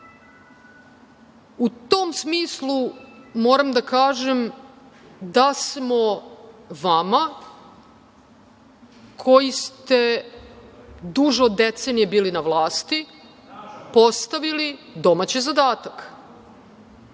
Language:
Serbian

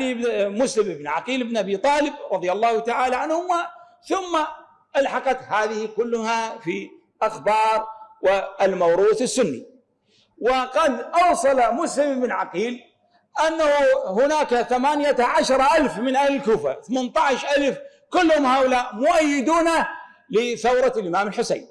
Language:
Arabic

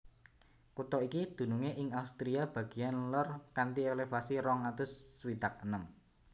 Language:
Javanese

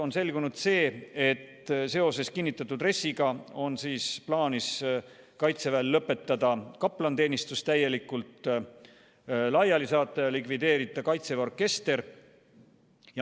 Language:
Estonian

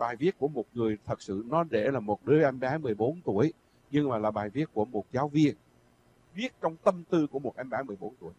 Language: Vietnamese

